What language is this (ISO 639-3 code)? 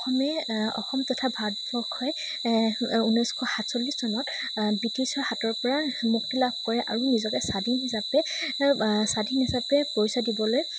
asm